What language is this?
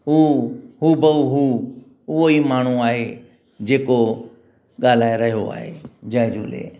Sindhi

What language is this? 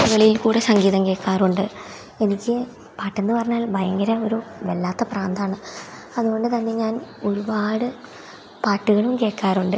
Malayalam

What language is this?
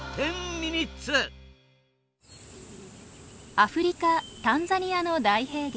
Japanese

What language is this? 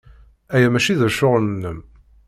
Kabyle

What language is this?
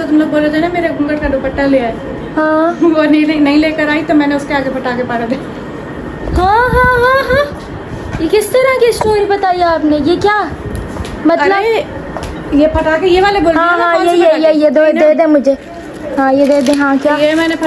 Hindi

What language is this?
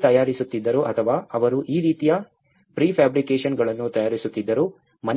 Kannada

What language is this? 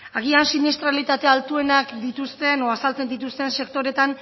Basque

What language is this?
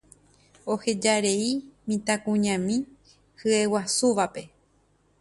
Guarani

